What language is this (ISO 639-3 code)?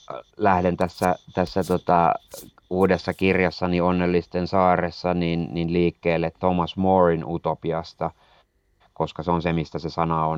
fin